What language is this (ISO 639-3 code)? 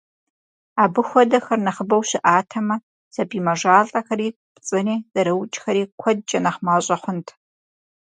kbd